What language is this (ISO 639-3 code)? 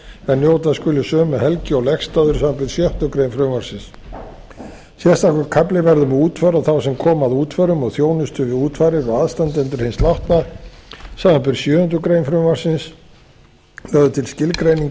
isl